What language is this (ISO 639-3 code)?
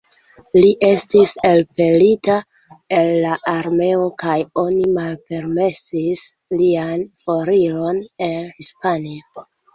epo